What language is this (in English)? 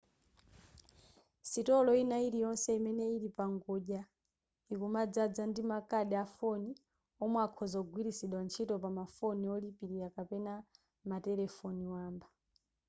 Nyanja